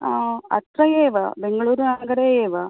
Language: Sanskrit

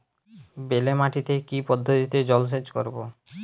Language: Bangla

